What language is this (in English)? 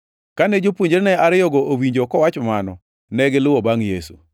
Luo (Kenya and Tanzania)